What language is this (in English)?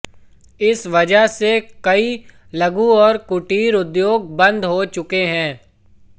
Hindi